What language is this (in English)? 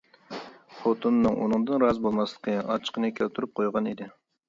Uyghur